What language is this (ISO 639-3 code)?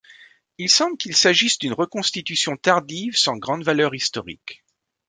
fra